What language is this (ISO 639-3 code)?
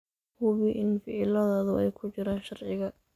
som